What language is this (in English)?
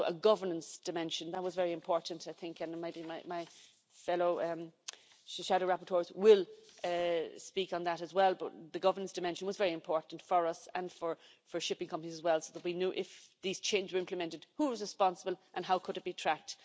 English